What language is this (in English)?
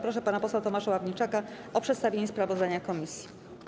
Polish